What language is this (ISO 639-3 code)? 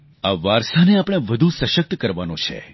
guj